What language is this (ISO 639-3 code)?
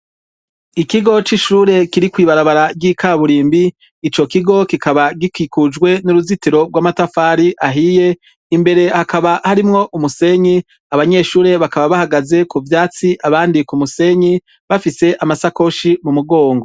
run